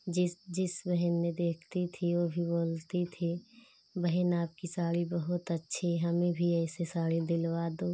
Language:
Hindi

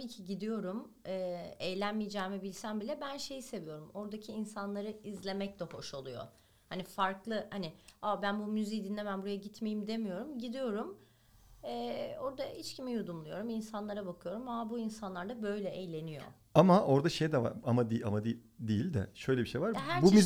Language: Turkish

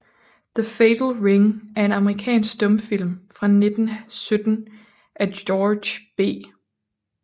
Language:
Danish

